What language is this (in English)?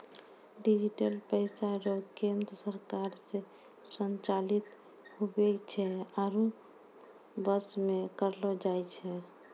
Maithili